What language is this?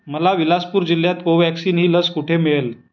Marathi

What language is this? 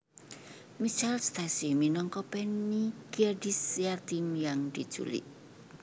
Javanese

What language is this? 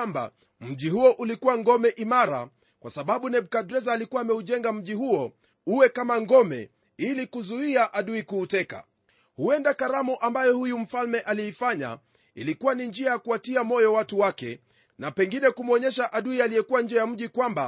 Swahili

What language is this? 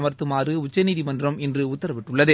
Tamil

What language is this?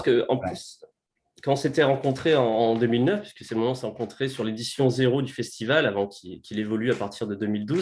French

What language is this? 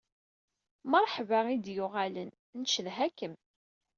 Kabyle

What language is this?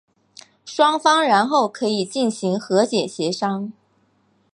Chinese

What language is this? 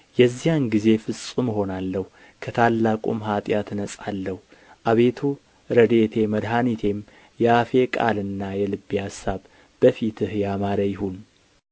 Amharic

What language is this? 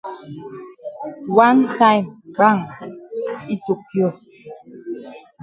Cameroon Pidgin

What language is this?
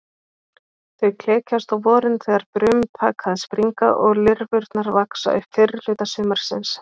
Icelandic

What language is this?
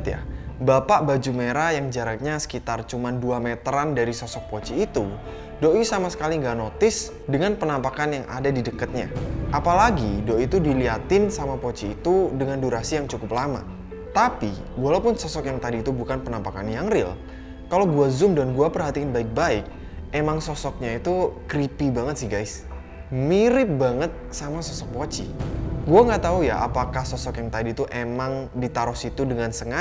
Indonesian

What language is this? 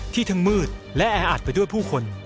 Thai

